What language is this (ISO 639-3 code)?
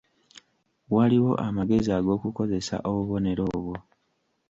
lug